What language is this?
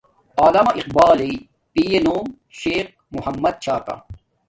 Domaaki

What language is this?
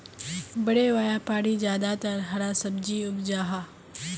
Magahi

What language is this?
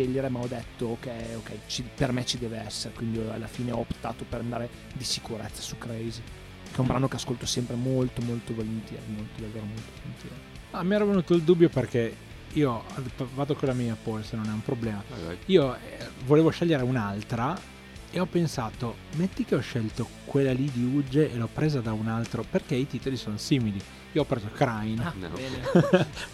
Italian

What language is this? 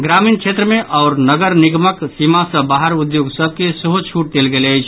Maithili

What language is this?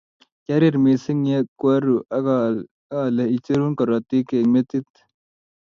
Kalenjin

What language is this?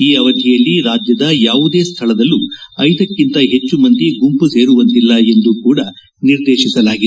Kannada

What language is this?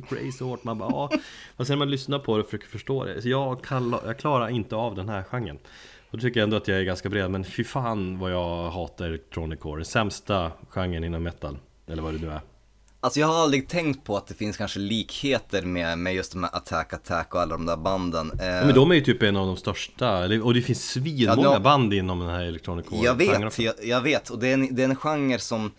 Swedish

